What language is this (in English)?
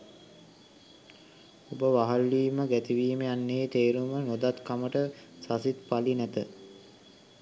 Sinhala